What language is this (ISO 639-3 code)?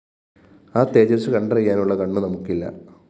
mal